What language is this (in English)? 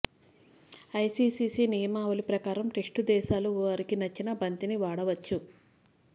Telugu